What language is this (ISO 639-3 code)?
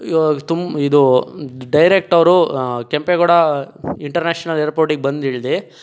kan